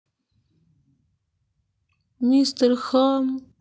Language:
Russian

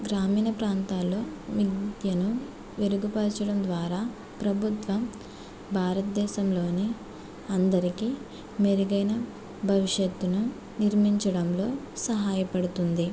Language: Telugu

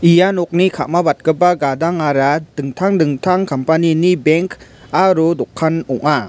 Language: Garo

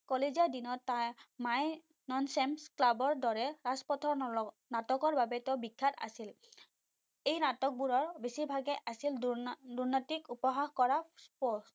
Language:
Assamese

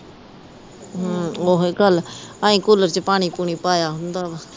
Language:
Punjabi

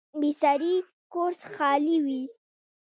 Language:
Pashto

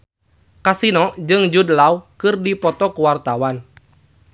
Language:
Sundanese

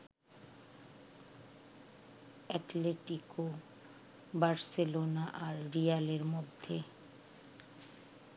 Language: Bangla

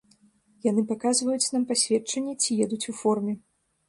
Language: Belarusian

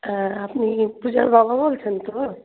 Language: Bangla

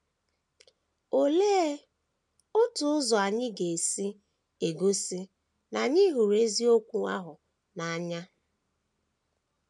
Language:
Igbo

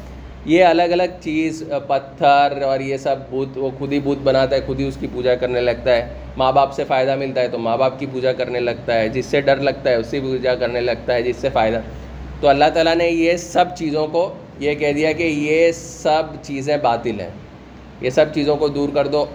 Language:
Urdu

